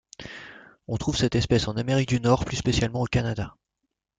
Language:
French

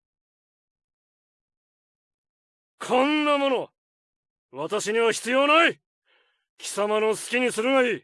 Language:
Japanese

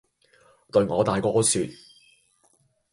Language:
Cantonese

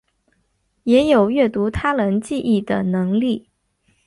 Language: Chinese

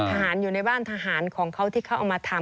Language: Thai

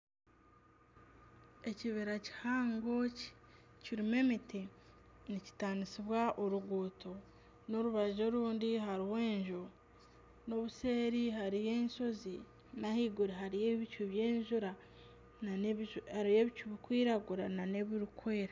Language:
Nyankole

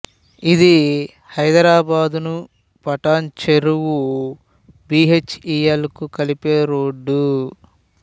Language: Telugu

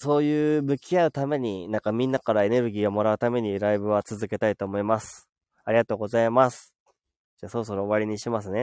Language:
Japanese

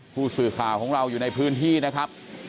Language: Thai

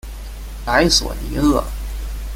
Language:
Chinese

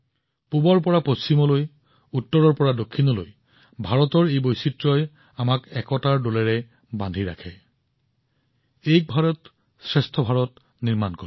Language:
Assamese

